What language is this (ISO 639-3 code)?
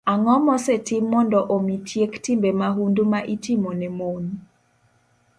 luo